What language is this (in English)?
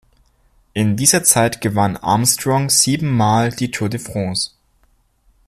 German